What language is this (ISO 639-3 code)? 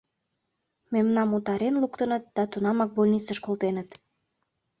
chm